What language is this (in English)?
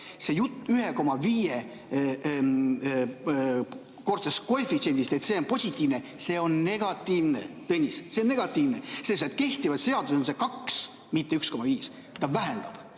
Estonian